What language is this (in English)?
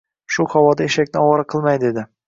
Uzbek